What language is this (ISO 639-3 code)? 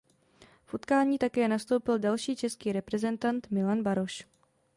ces